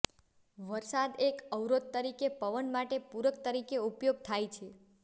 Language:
Gujarati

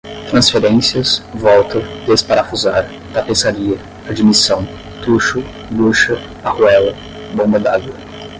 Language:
Portuguese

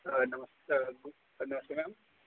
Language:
Dogri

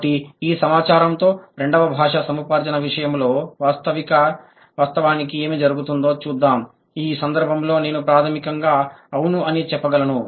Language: Telugu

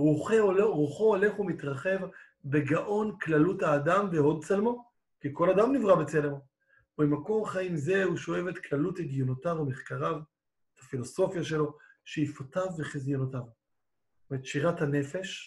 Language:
Hebrew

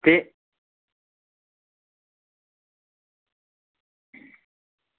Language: Dogri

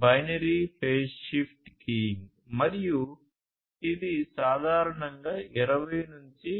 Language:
Telugu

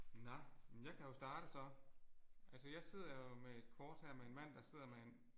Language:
Danish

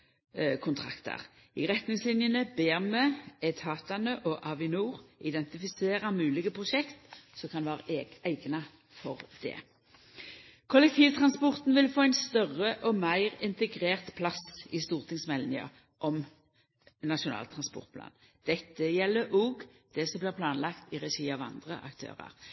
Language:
Norwegian Nynorsk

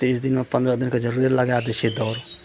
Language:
Maithili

